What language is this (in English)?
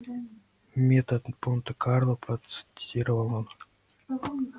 Russian